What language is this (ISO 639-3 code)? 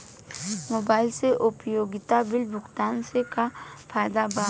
bho